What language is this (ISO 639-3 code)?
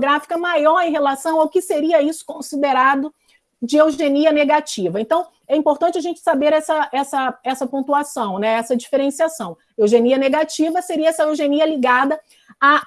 por